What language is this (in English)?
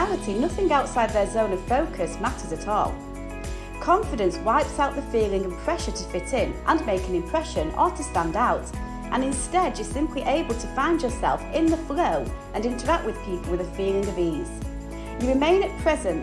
English